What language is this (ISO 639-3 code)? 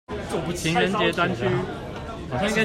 zho